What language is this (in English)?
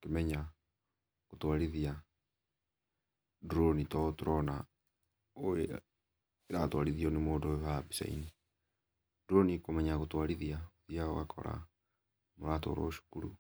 Kikuyu